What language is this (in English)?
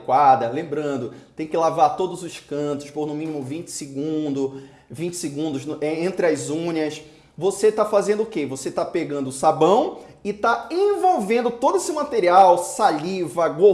Portuguese